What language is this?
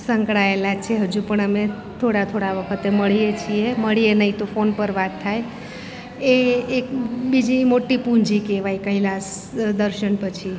Gujarati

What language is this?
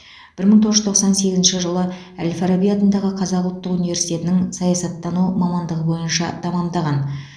Kazakh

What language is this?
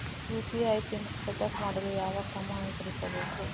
Kannada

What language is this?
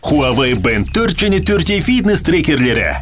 Kazakh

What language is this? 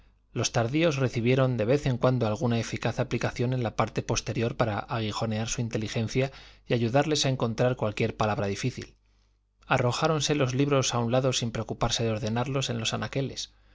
Spanish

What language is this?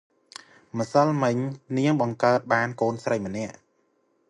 Khmer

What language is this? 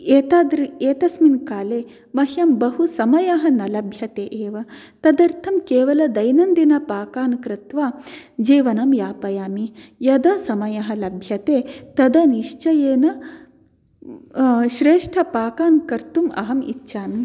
Sanskrit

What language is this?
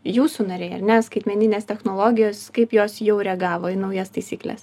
Lithuanian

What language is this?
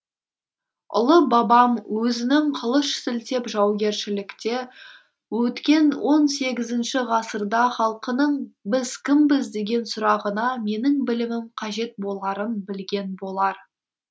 Kazakh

